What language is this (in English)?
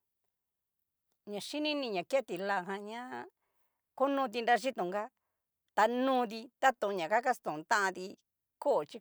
Cacaloxtepec Mixtec